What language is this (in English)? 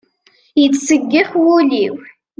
Kabyle